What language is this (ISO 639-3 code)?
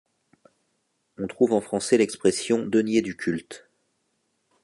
fra